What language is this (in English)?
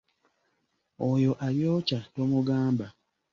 Ganda